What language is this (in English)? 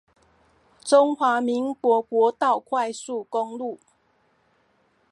Chinese